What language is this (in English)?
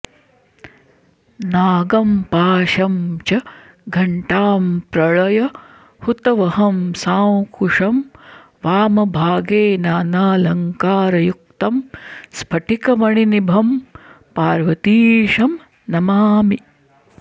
Sanskrit